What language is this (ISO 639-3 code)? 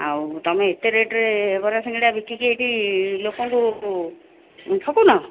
ori